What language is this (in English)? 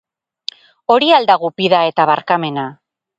Basque